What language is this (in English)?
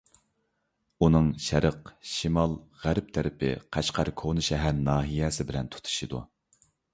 Uyghur